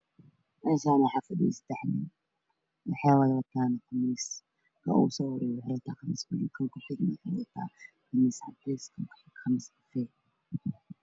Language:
Somali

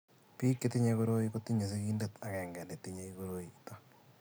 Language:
Kalenjin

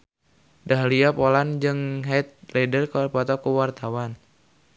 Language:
Sundanese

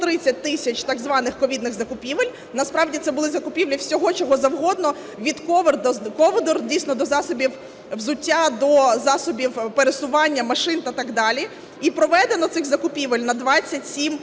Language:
Ukrainian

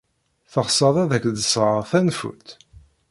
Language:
Kabyle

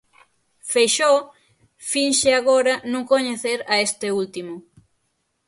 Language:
Galician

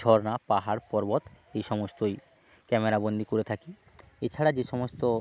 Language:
Bangla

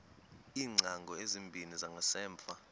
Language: Xhosa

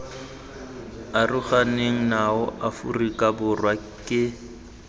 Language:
Tswana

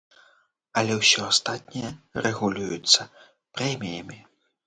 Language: Belarusian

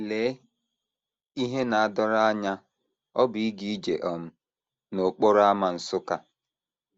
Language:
Igbo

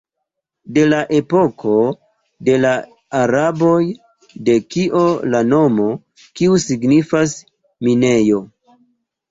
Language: Esperanto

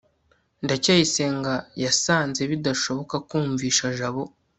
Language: Kinyarwanda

